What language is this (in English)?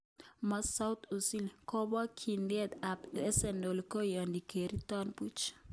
Kalenjin